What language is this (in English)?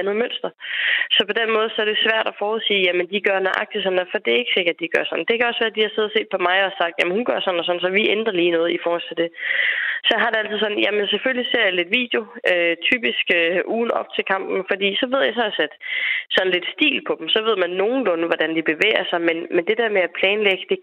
Danish